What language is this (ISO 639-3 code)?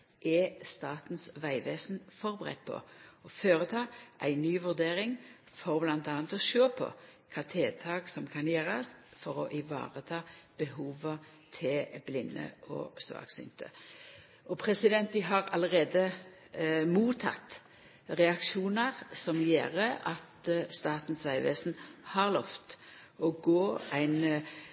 nno